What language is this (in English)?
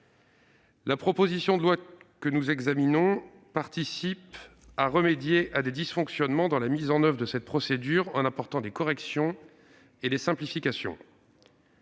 French